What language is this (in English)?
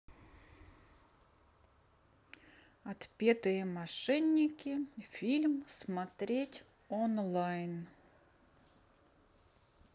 Russian